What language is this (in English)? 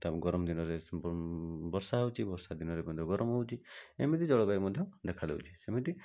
Odia